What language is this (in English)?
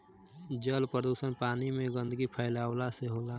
Bhojpuri